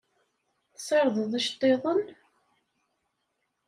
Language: Kabyle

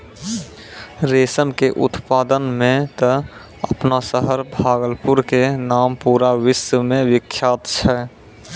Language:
Maithili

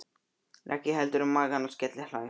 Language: Icelandic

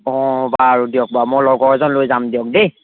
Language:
Assamese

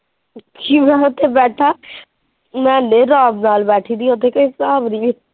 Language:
Punjabi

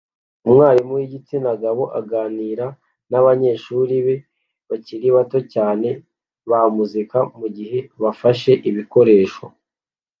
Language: Kinyarwanda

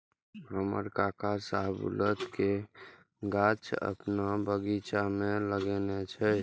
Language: Maithili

